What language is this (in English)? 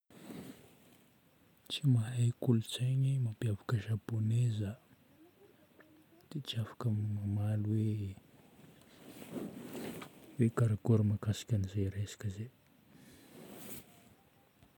Northern Betsimisaraka Malagasy